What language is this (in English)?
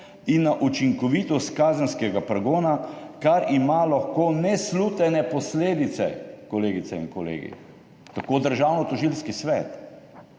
Slovenian